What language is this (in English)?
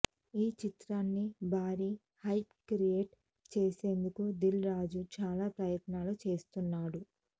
Telugu